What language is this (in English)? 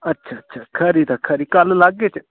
Dogri